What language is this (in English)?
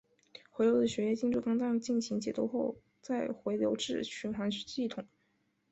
Chinese